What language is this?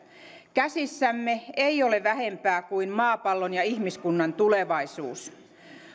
Finnish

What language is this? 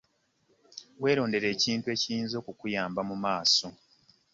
Ganda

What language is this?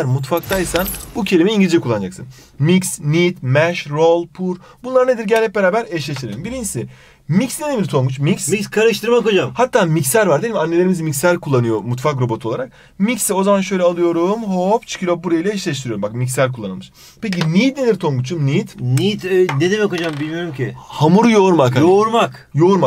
Turkish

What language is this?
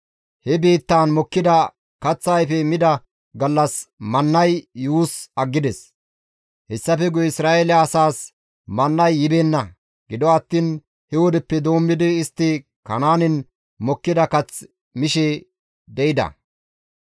Gamo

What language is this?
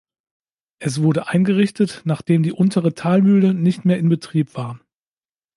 German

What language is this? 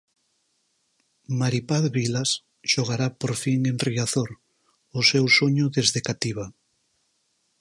Galician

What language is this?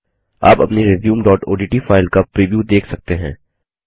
Hindi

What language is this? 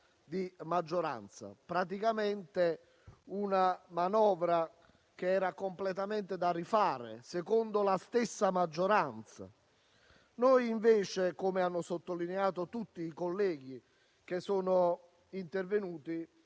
Italian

